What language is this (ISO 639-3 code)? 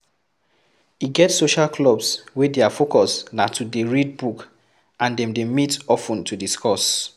pcm